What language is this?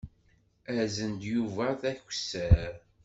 Kabyle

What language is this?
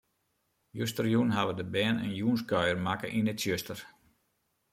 Western Frisian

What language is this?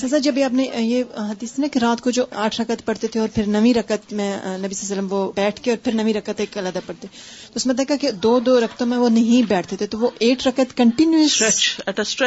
Urdu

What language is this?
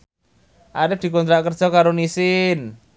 Javanese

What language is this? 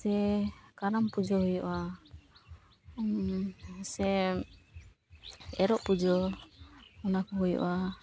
Santali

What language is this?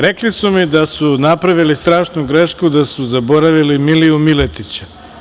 Serbian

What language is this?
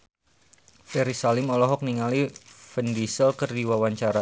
Sundanese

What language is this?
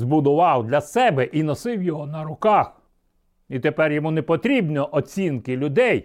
Ukrainian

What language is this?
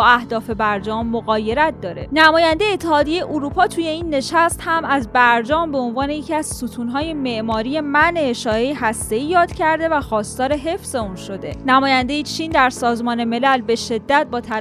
Persian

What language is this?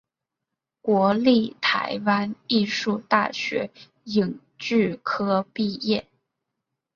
Chinese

